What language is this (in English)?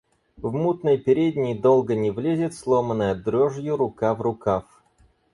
Russian